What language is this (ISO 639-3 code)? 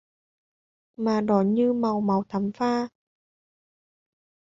vie